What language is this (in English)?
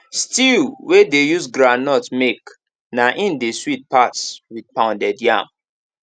Nigerian Pidgin